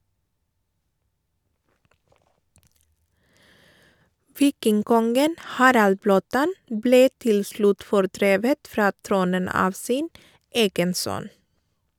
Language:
Norwegian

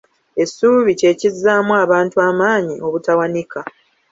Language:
Ganda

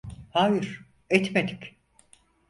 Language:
Turkish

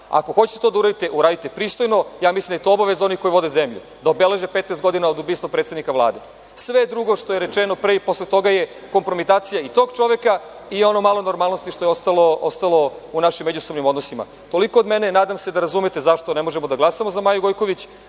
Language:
Serbian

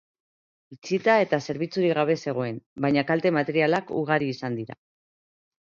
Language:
Basque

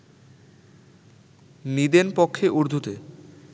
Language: Bangla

